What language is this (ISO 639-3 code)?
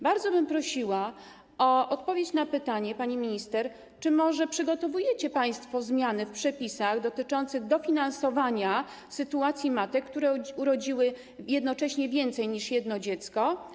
pol